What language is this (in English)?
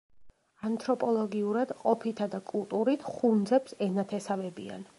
Georgian